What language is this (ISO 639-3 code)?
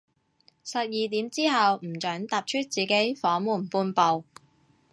yue